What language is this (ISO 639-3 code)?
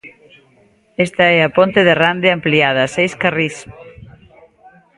glg